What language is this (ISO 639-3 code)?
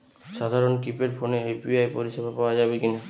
ben